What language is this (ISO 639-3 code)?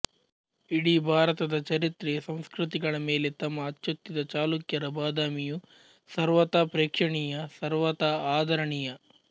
kan